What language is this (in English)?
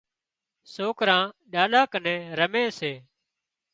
Wadiyara Koli